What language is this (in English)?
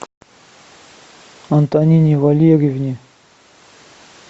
Russian